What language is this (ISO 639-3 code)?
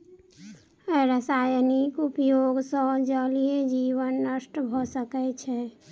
mai